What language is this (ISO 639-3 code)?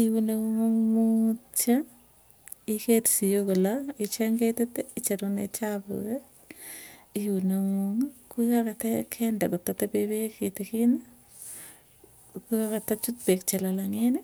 tuy